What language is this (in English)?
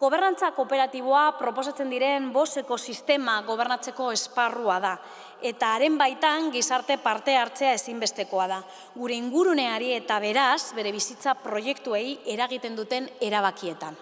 Spanish